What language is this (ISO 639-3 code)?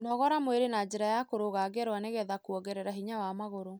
kik